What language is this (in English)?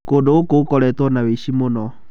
Kikuyu